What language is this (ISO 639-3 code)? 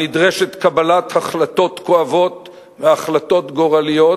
heb